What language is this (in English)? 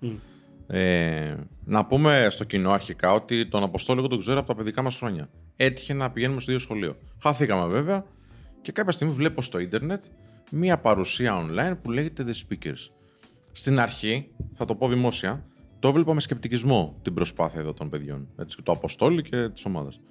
Greek